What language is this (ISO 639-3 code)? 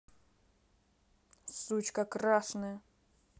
rus